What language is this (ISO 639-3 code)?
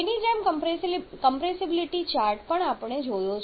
guj